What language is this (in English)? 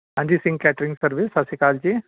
Punjabi